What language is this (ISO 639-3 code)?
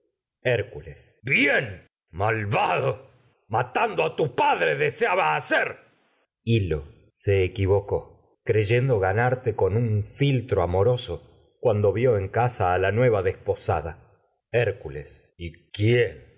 spa